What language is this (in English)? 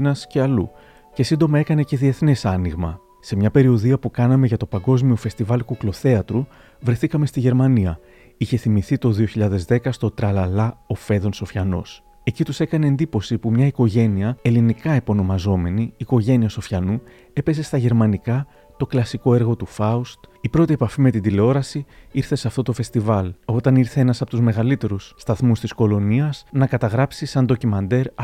Greek